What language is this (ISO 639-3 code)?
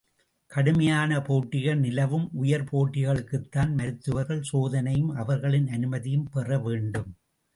tam